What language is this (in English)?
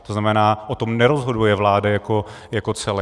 Czech